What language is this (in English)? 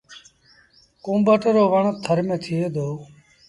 Sindhi Bhil